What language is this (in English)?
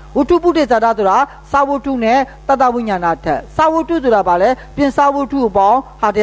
Korean